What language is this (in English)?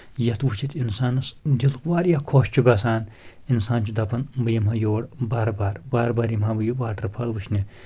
Kashmiri